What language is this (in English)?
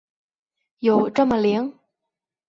Chinese